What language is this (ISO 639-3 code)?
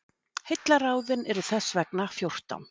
isl